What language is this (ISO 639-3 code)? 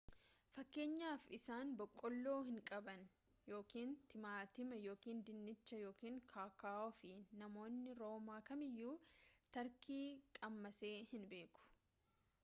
orm